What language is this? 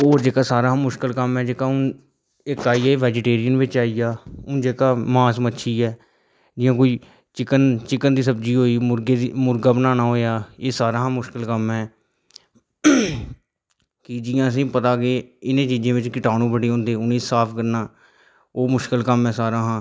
Dogri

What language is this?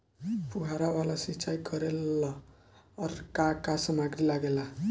Bhojpuri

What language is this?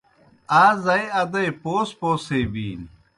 Kohistani Shina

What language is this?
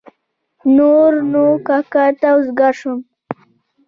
Pashto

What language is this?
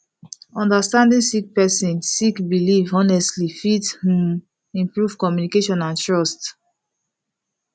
Nigerian Pidgin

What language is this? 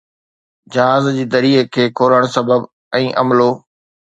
Sindhi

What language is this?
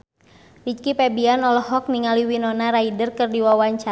Sundanese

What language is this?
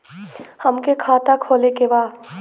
Bhojpuri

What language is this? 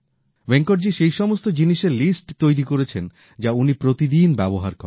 Bangla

